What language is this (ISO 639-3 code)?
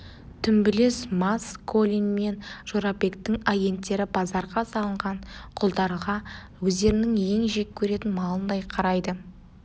kaz